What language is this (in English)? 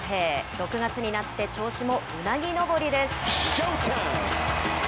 Japanese